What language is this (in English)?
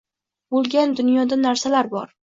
Uzbek